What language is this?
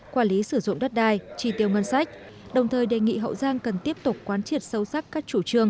Vietnamese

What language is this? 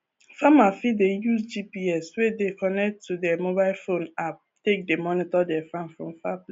Nigerian Pidgin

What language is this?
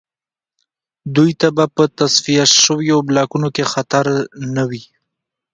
Pashto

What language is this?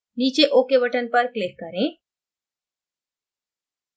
Hindi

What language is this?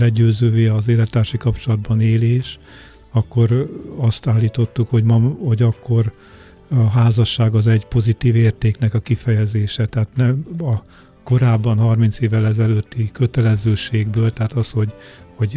Hungarian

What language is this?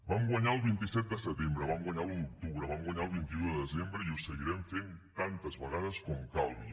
Catalan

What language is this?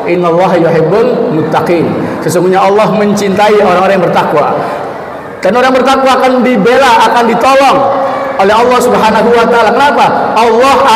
Indonesian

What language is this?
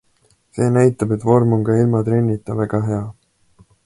Estonian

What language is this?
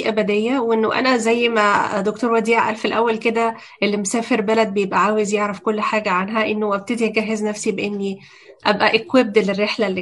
Arabic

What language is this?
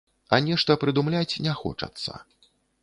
Belarusian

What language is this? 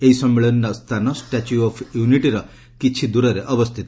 Odia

